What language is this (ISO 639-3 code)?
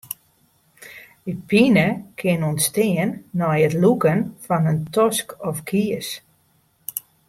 fry